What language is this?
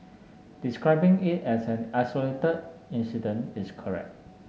English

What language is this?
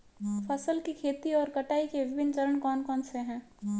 Hindi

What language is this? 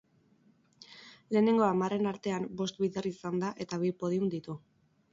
Basque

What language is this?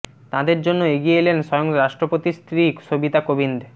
Bangla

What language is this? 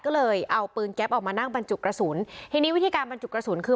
Thai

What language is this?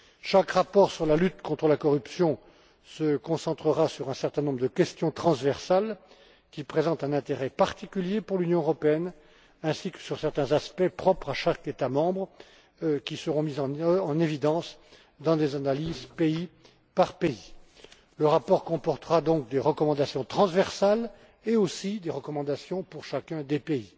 French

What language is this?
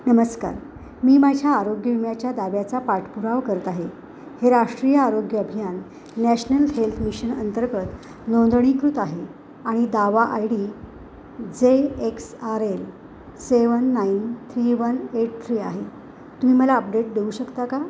Marathi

